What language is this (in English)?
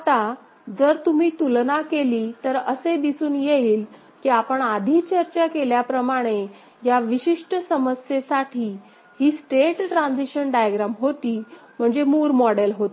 Marathi